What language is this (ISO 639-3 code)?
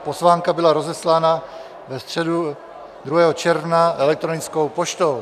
ces